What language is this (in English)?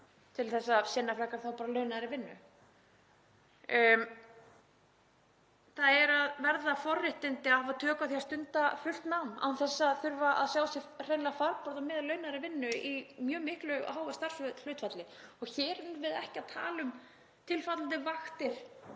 Icelandic